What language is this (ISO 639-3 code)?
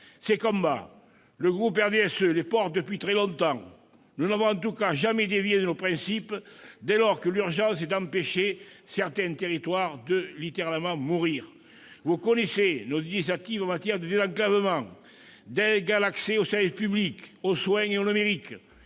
fra